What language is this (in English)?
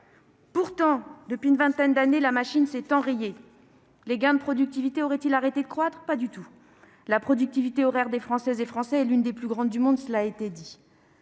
French